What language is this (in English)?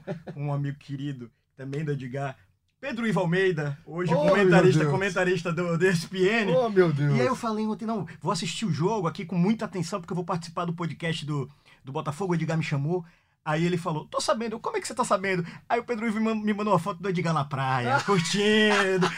Portuguese